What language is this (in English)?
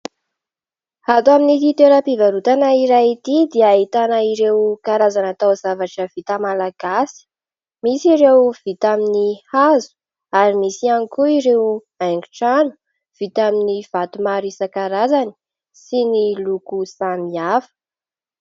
Malagasy